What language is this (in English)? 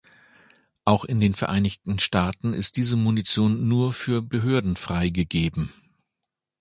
German